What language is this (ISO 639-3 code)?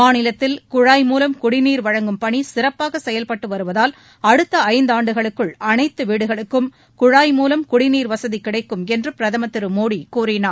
tam